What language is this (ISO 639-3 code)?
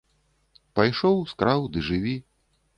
bel